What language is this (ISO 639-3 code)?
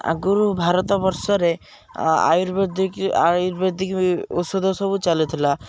ori